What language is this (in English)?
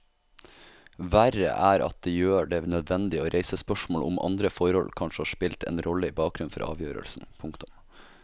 Norwegian